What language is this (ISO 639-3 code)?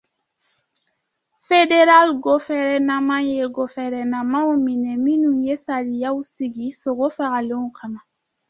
dyu